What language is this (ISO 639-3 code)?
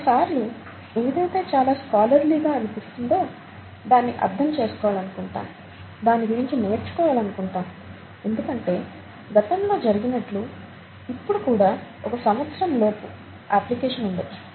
tel